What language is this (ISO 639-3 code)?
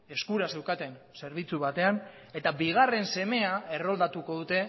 eus